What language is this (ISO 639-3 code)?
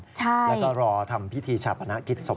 tha